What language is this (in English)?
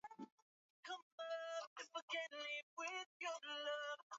Swahili